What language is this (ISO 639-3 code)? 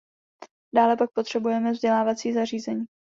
ces